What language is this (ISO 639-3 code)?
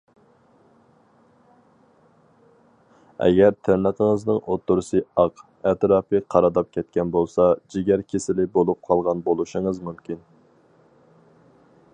uig